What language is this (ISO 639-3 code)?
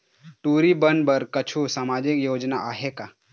hne